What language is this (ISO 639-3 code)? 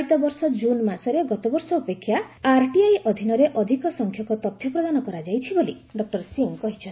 ori